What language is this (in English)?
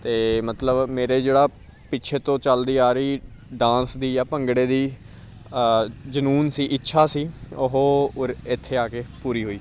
Punjabi